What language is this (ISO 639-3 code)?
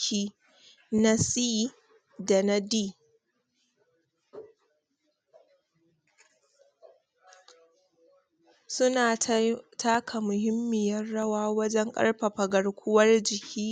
hau